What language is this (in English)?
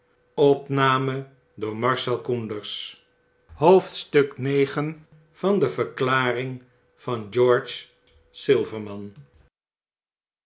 Dutch